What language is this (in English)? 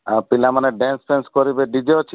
Odia